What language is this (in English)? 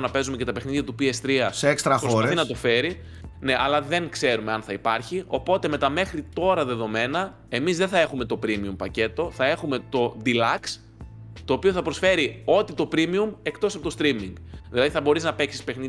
Greek